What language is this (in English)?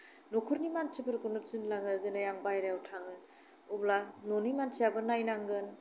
Bodo